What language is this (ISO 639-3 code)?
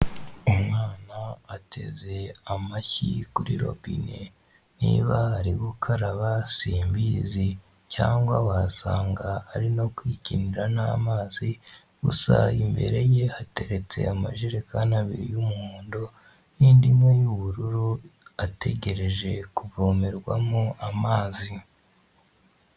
kin